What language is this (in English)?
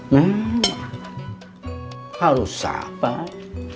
Indonesian